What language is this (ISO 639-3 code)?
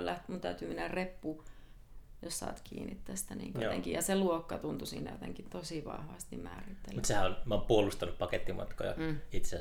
fin